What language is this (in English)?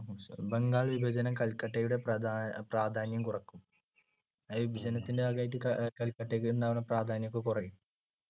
Malayalam